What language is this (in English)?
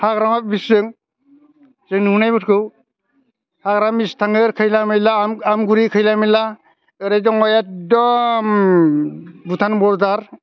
Bodo